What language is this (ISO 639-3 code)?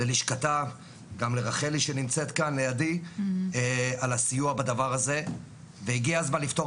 heb